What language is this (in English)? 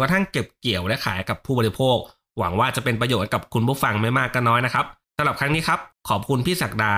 Thai